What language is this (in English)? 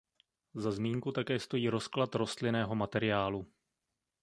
Czech